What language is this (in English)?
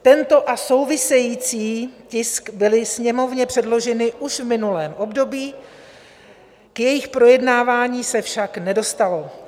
Czech